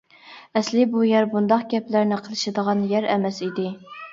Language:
Uyghur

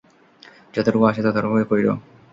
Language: Bangla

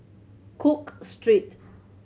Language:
English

